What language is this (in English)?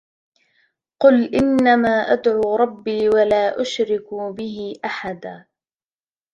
Arabic